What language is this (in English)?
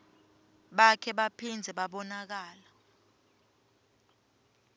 Swati